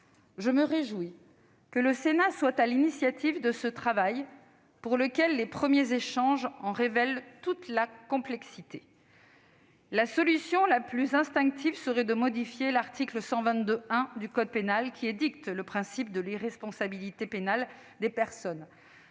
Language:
French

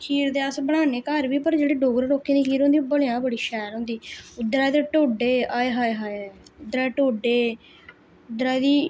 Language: Dogri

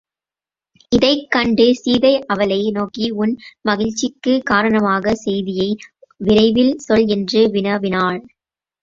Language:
Tamil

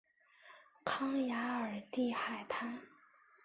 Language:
Chinese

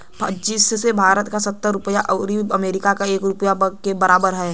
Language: Bhojpuri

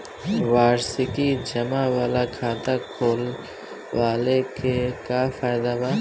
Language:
Bhojpuri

